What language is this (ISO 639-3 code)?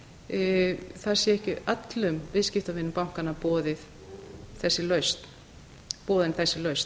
isl